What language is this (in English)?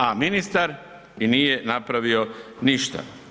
Croatian